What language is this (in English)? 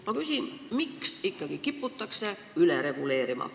Estonian